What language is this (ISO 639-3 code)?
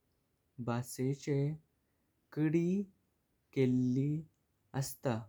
kok